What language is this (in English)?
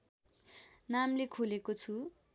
Nepali